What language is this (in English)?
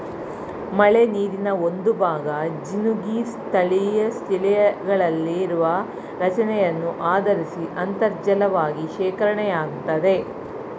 Kannada